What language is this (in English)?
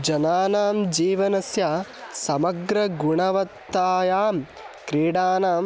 Sanskrit